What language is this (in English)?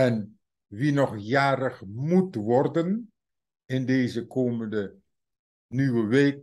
Dutch